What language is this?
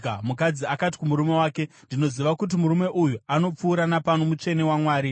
Shona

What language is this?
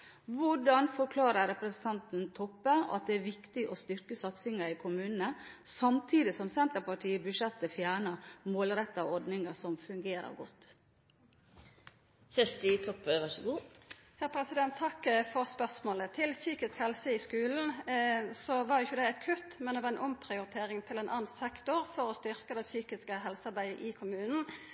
Norwegian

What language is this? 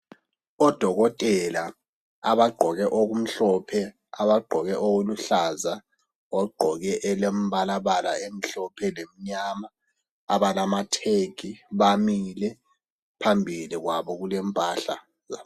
North Ndebele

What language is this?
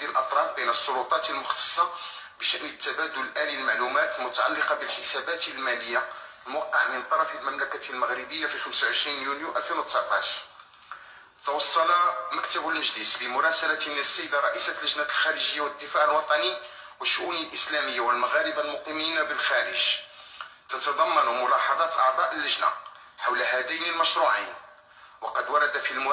Arabic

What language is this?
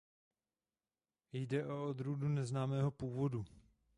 Czech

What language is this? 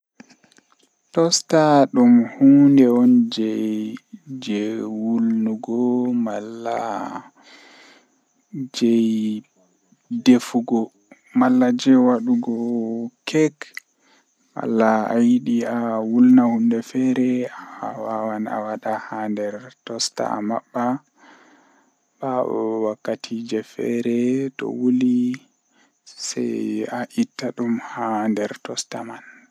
Western Niger Fulfulde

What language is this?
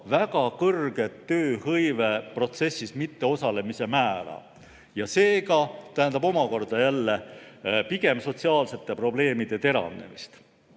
Estonian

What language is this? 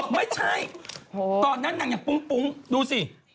Thai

